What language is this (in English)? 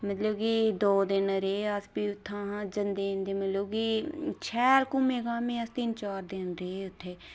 Dogri